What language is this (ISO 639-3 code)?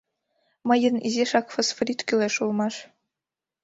chm